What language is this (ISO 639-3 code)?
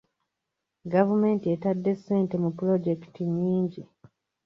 lug